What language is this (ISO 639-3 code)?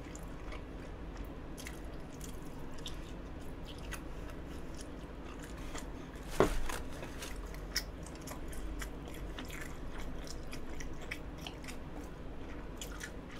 kor